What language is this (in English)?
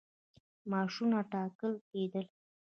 Pashto